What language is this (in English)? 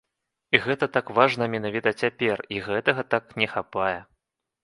Belarusian